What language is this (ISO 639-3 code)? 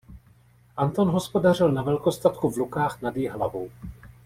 ces